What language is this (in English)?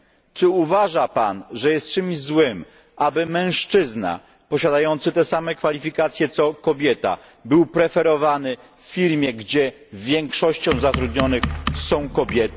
Polish